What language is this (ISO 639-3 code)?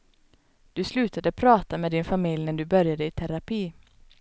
swe